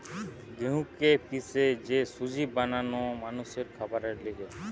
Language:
Bangla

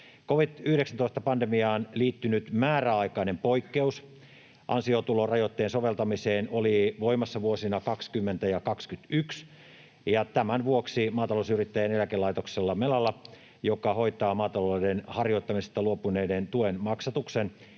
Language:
Finnish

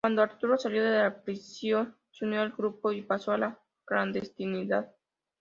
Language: Spanish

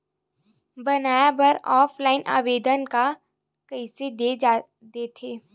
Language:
Chhattisgarhi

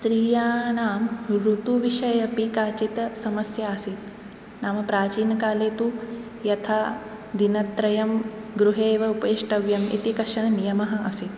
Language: Sanskrit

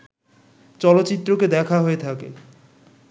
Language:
Bangla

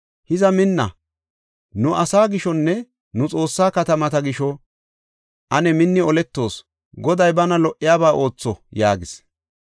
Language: Gofa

